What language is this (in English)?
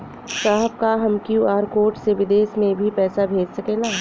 Bhojpuri